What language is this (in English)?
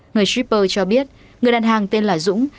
Vietnamese